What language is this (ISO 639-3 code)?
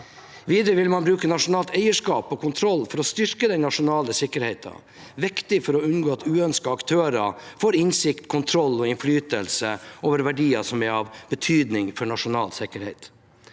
nor